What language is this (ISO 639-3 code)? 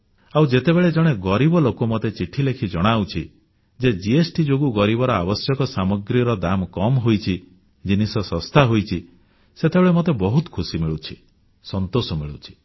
ori